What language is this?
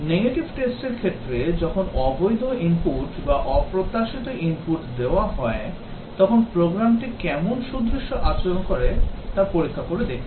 Bangla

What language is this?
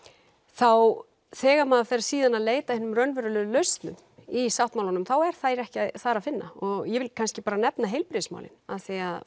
Icelandic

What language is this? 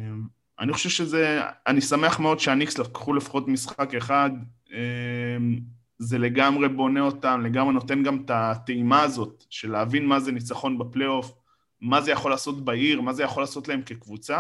Hebrew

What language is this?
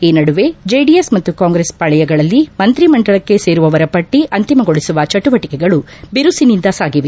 Kannada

